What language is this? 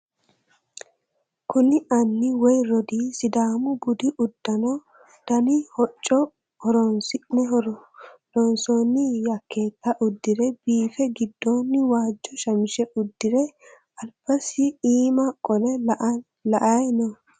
Sidamo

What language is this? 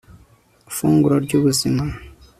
Kinyarwanda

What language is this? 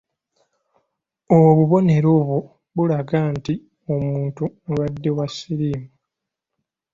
Ganda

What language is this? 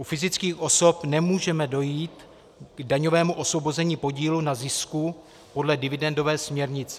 Czech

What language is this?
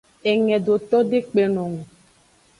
Aja (Benin)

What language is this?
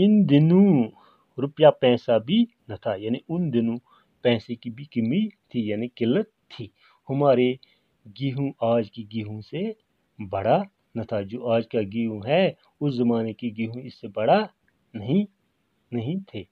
Hindi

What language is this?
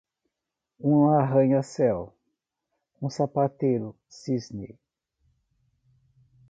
Portuguese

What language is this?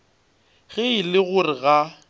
Northern Sotho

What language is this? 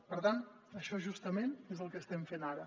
Catalan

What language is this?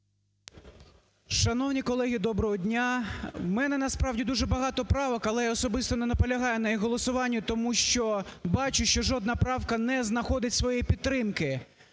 Ukrainian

